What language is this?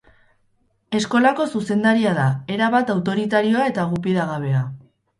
Basque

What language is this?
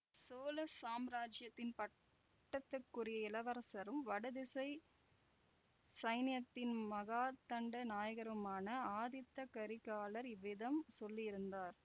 Tamil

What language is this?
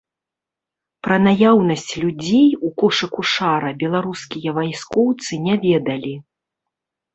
Belarusian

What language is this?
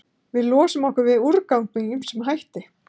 Icelandic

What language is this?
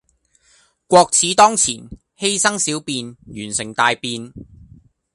Cantonese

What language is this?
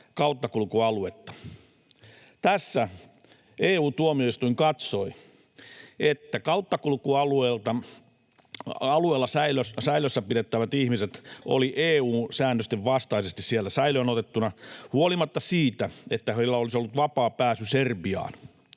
Finnish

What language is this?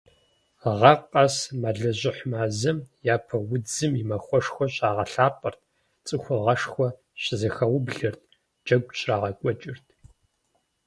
Kabardian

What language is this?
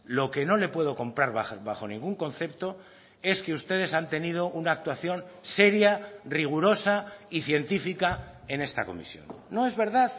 Spanish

